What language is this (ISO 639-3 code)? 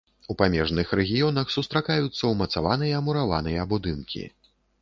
bel